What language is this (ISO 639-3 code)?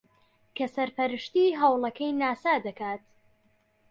ckb